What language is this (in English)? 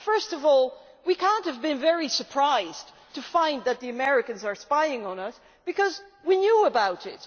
English